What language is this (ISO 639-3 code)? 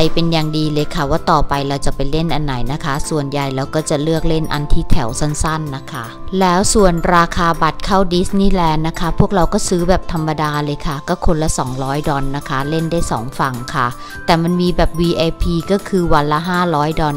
tha